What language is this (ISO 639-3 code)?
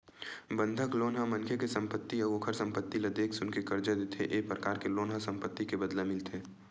hne